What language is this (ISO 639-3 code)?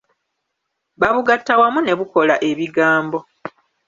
lug